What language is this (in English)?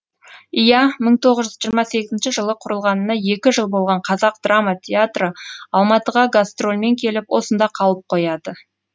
Kazakh